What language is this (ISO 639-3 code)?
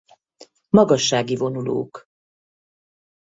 hun